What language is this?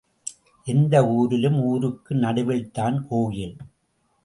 Tamil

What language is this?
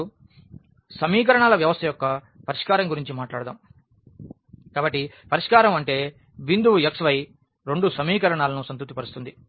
Telugu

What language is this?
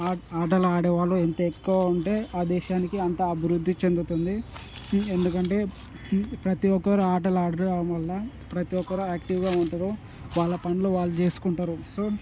Telugu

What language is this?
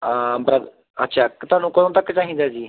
Punjabi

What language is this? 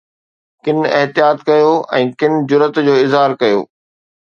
Sindhi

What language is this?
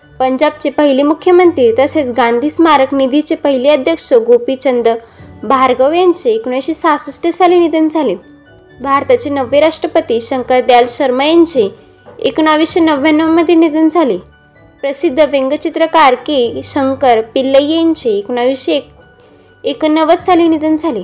Marathi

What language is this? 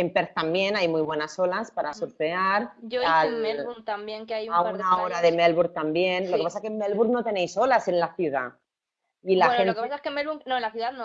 Spanish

